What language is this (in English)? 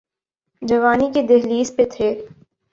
Urdu